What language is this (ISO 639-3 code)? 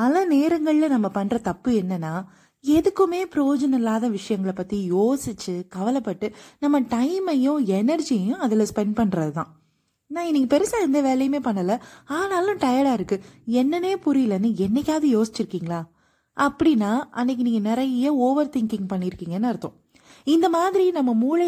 tam